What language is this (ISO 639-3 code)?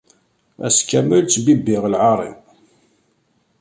kab